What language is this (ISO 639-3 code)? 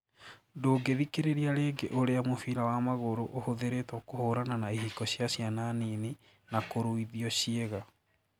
kik